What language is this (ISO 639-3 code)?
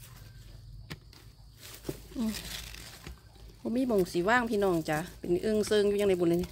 tha